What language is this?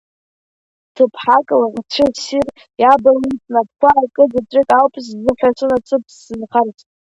Abkhazian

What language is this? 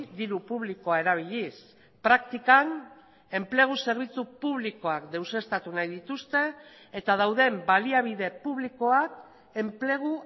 Basque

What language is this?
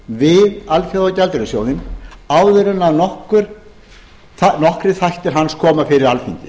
Icelandic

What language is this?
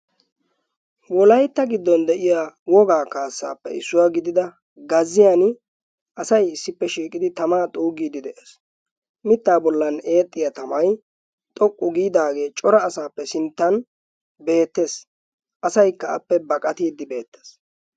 Wolaytta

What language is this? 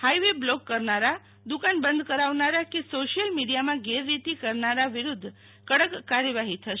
Gujarati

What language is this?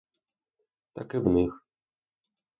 Ukrainian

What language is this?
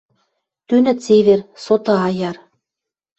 Western Mari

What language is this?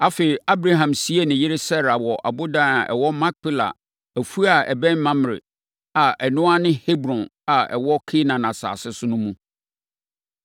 Akan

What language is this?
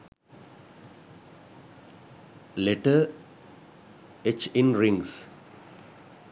Sinhala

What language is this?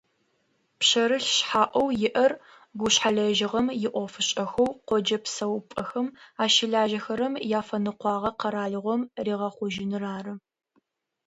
Adyghe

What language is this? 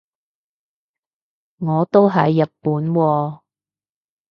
Cantonese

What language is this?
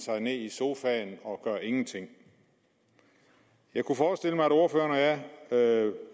Danish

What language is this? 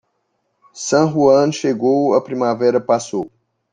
Portuguese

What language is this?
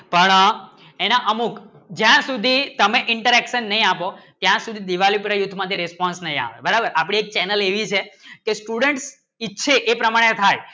Gujarati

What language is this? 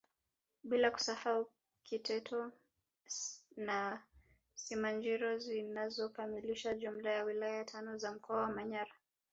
Swahili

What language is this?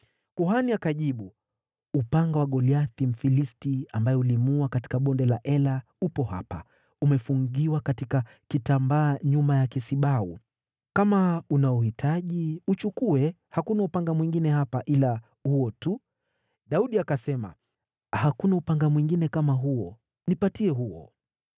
Swahili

